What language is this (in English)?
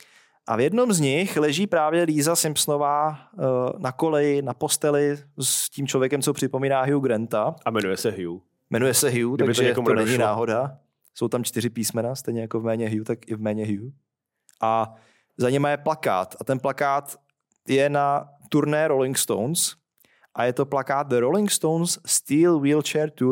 Czech